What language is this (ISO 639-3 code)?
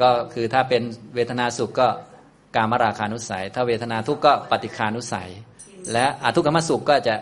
tha